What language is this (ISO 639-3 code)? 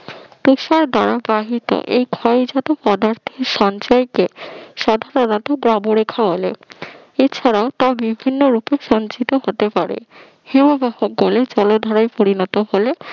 ben